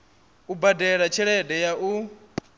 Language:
Venda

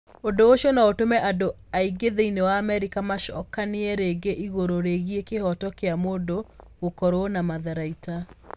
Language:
Kikuyu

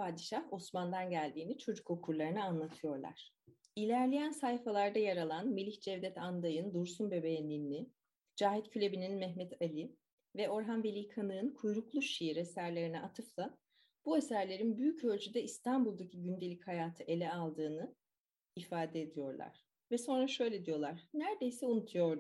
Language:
Turkish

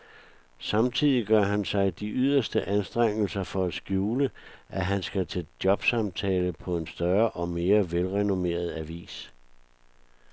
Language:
Danish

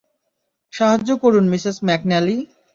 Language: Bangla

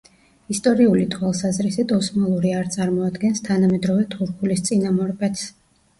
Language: Georgian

